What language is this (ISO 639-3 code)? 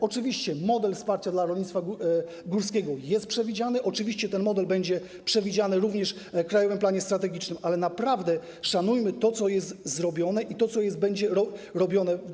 pol